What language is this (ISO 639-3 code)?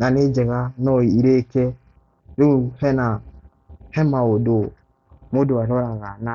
kik